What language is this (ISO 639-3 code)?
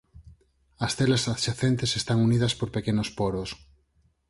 glg